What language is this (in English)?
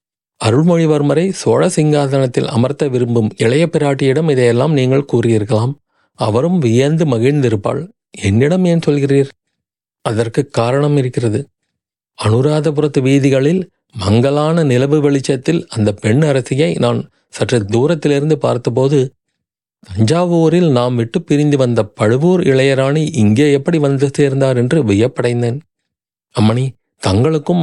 Tamil